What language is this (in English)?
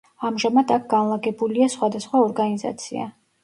Georgian